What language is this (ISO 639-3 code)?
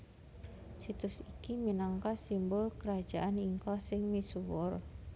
jav